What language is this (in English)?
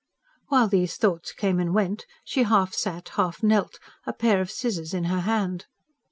English